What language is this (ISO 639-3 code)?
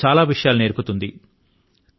tel